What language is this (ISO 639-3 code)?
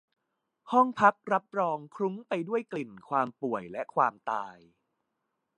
tha